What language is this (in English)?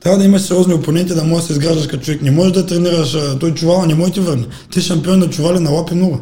Bulgarian